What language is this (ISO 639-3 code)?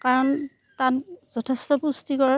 asm